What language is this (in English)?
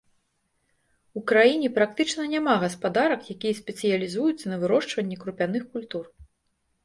Belarusian